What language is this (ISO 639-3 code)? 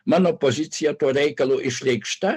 lit